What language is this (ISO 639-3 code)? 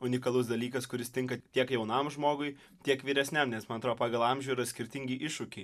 lit